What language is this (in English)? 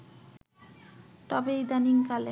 Bangla